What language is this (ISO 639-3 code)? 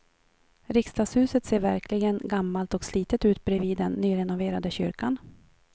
swe